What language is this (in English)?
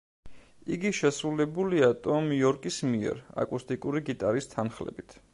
Georgian